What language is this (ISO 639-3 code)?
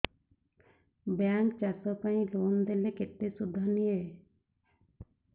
ori